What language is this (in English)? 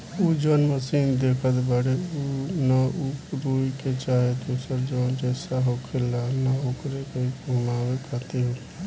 Bhojpuri